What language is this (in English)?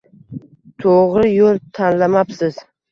Uzbek